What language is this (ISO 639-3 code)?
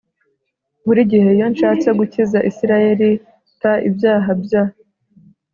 kin